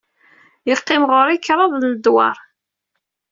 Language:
Kabyle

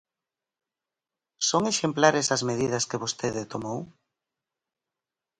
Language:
Galician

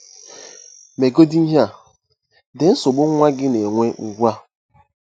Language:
Igbo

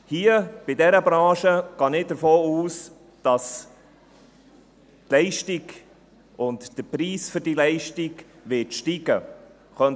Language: Swiss German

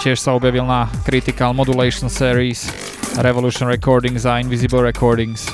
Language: Slovak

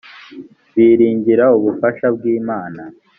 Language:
Kinyarwanda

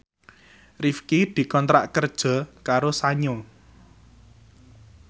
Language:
Javanese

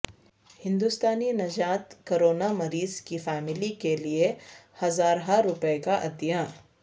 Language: Urdu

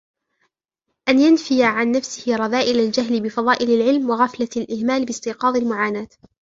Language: Arabic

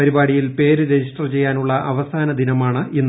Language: Malayalam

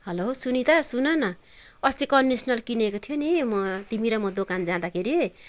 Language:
Nepali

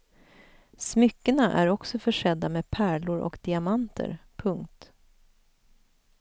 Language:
Swedish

